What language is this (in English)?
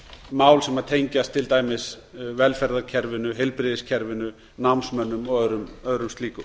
Icelandic